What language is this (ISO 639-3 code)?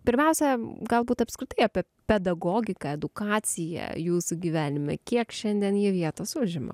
lit